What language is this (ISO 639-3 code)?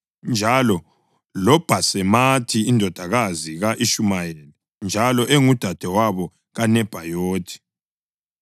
nde